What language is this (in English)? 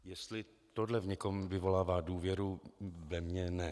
Czech